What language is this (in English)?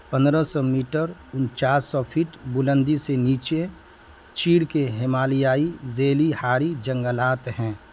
Urdu